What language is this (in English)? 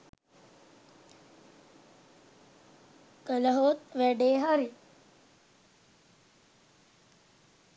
Sinhala